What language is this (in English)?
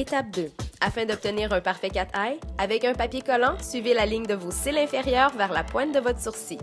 French